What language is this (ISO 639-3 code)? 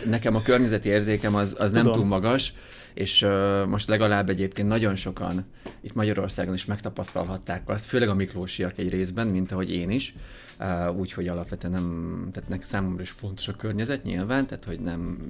hun